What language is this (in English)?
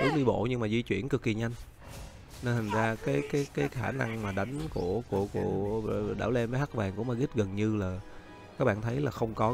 Vietnamese